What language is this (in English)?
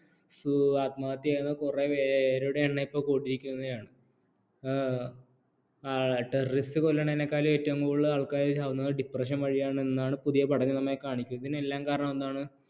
Malayalam